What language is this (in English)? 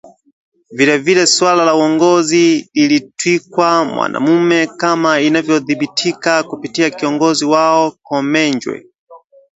Swahili